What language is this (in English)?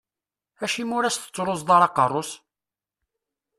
Kabyle